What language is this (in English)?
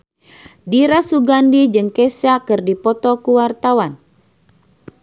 Sundanese